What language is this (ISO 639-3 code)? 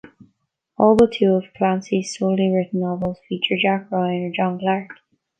eng